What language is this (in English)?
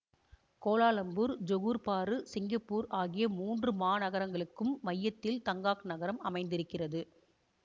Tamil